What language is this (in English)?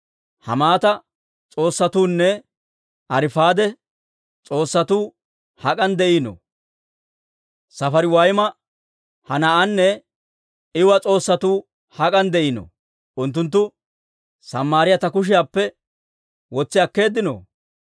Dawro